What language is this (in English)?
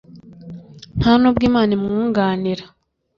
Kinyarwanda